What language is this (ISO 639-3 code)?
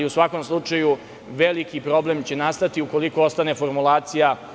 srp